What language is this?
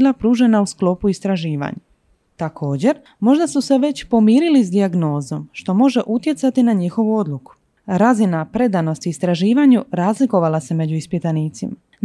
Croatian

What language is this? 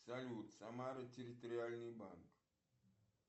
Russian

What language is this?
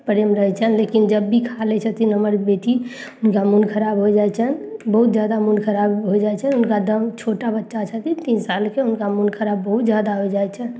Maithili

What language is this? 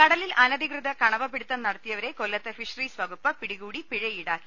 Malayalam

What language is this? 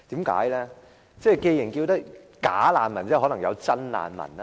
Cantonese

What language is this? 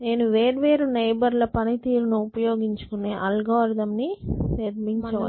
Telugu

